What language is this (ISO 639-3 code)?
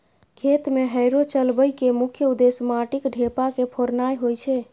mai